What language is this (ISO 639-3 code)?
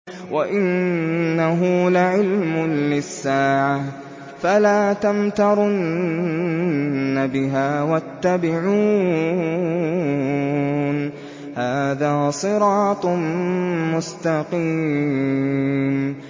ara